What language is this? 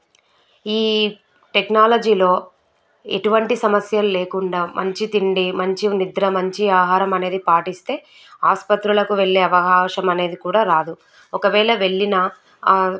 Telugu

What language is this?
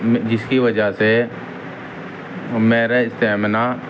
Urdu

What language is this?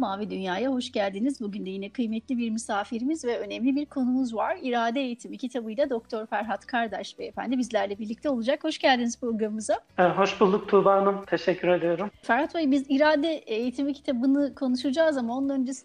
Turkish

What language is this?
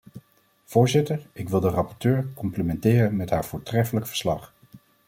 Dutch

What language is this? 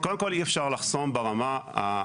Hebrew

